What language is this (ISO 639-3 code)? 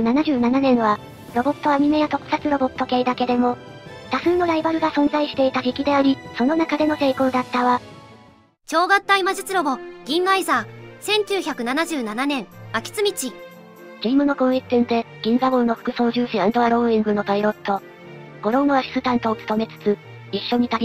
jpn